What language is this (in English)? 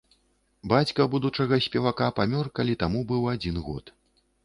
Belarusian